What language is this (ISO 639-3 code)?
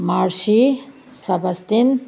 mni